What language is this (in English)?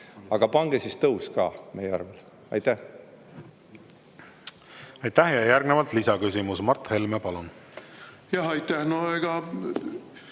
Estonian